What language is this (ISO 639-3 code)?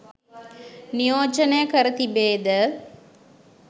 sin